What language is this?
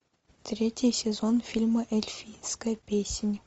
Russian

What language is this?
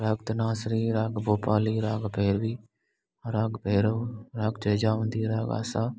Sindhi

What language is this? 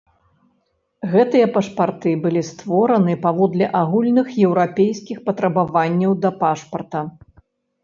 Belarusian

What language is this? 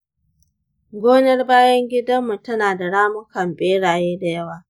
Hausa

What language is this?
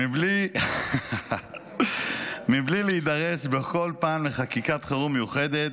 Hebrew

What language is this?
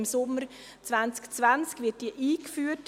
Swiss German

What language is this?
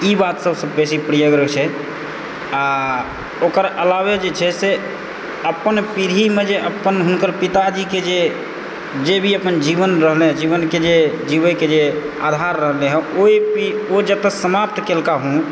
Maithili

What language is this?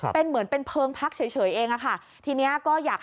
Thai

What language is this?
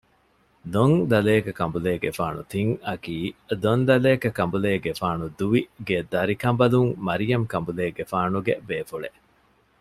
Divehi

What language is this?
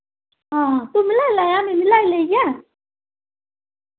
Dogri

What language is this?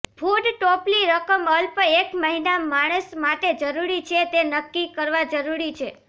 Gujarati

